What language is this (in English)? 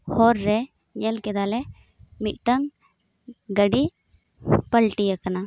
Santali